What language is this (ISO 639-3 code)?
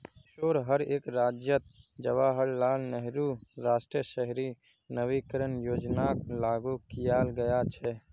mag